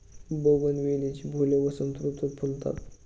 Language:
Marathi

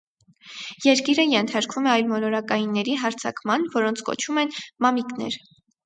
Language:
Armenian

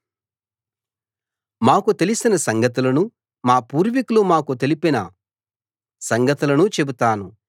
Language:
Telugu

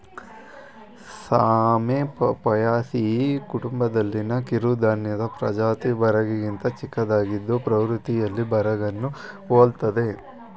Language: Kannada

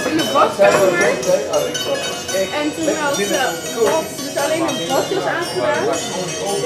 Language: Dutch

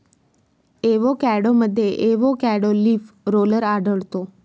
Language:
Marathi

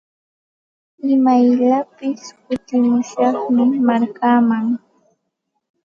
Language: Santa Ana de Tusi Pasco Quechua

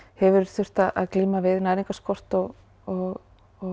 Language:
Icelandic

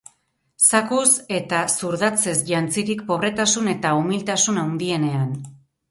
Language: Basque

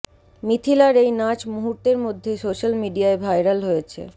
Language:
Bangla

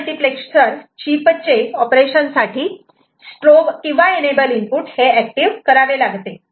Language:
Marathi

